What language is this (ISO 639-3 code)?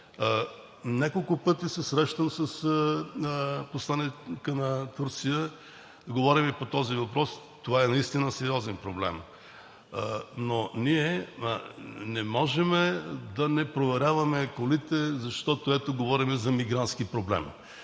bul